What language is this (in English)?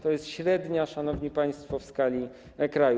Polish